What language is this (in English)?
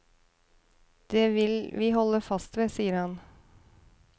Norwegian